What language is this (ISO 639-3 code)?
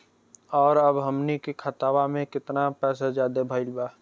bho